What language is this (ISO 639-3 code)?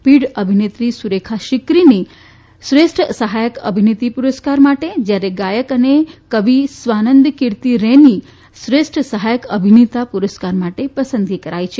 guj